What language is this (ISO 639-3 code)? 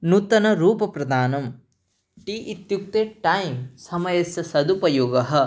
san